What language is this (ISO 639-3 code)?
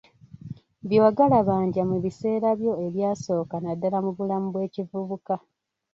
lug